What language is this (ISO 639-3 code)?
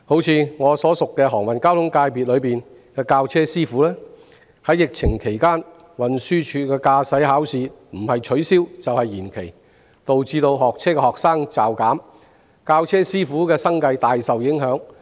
yue